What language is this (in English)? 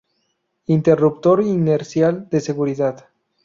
Spanish